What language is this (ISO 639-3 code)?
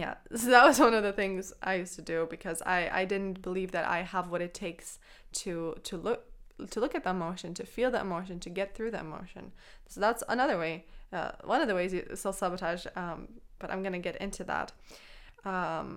eng